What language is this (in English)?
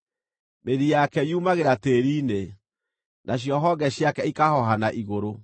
Kikuyu